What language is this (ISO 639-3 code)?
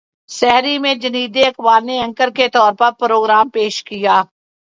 urd